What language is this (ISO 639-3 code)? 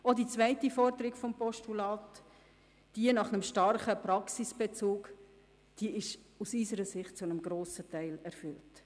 gsw